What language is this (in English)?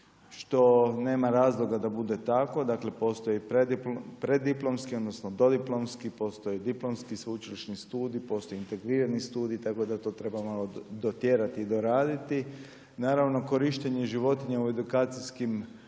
Croatian